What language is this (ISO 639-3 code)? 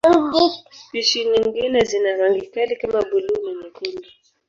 swa